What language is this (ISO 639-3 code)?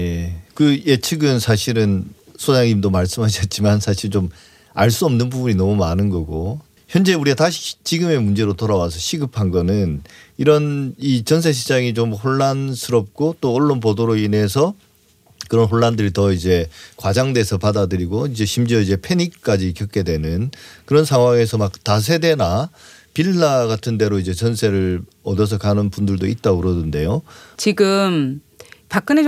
kor